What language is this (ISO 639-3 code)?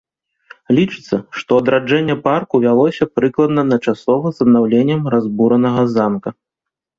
bel